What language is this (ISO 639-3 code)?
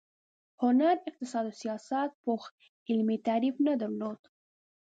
pus